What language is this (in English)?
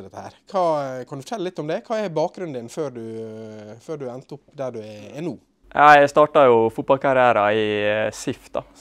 Norwegian